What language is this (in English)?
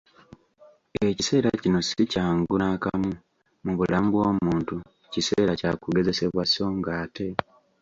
Ganda